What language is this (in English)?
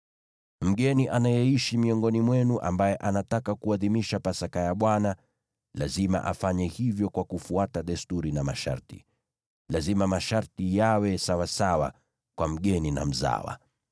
Swahili